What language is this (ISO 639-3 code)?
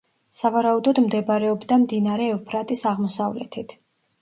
kat